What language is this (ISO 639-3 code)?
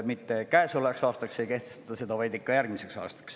est